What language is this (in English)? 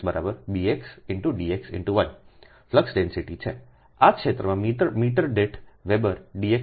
Gujarati